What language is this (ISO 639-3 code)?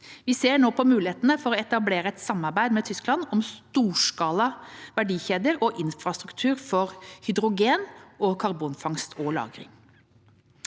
nor